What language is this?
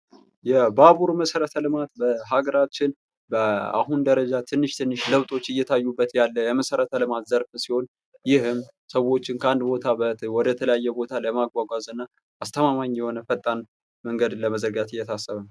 Amharic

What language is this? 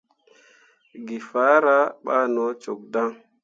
Mundang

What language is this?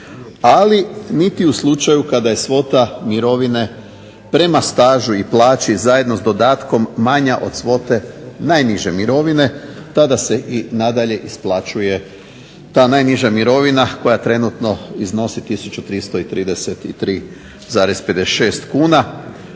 Croatian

